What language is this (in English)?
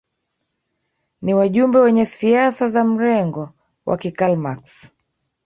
Swahili